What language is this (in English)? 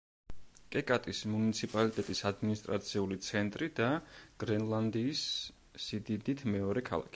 Georgian